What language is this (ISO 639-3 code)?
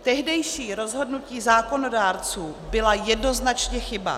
ces